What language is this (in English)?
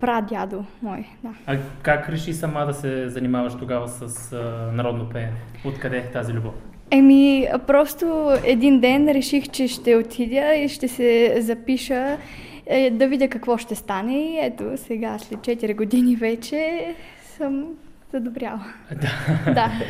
Bulgarian